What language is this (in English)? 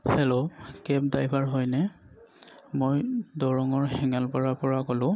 Assamese